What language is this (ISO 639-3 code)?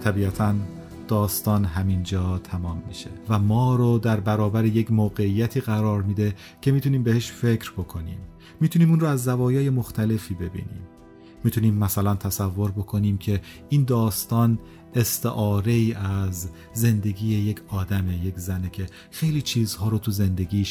fas